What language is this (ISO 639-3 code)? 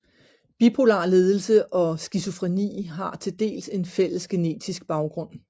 dan